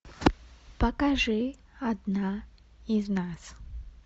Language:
Russian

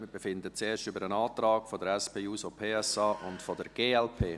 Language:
Swiss German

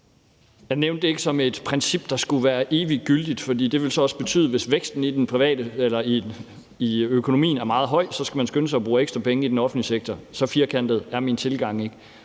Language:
Danish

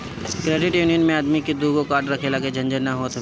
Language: Bhojpuri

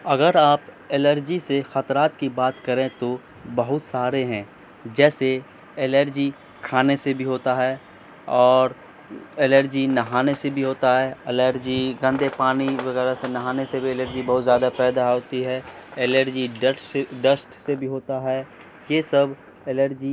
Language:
Urdu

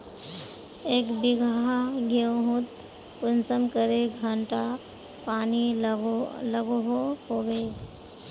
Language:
Magahi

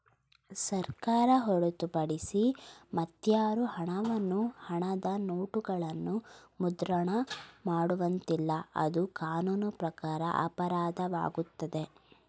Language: Kannada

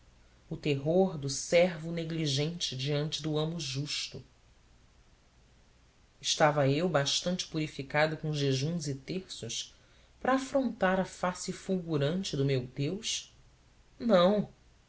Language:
Portuguese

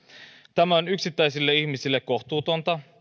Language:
Finnish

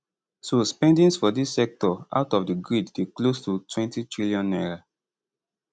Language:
Nigerian Pidgin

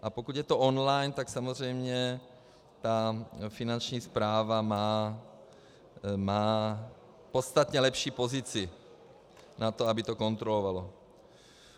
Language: Czech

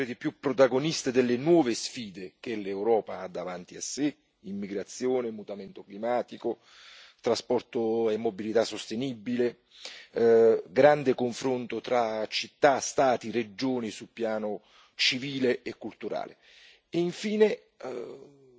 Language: Italian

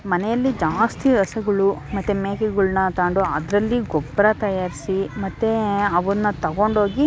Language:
Kannada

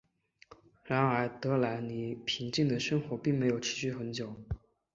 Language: Chinese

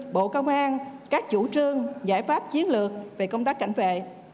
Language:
Vietnamese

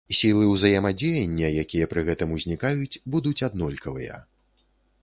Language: Belarusian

